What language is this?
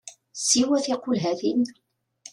Kabyle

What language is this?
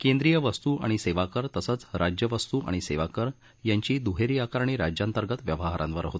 Marathi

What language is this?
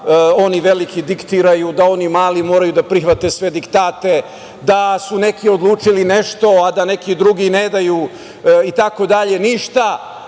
Serbian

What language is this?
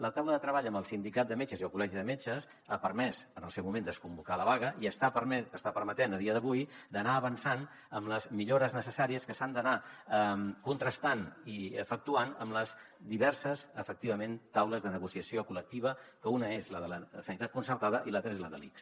Catalan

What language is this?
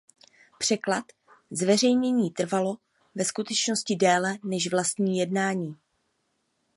Czech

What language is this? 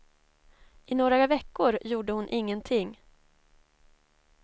Swedish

